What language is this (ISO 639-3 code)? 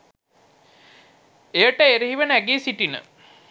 sin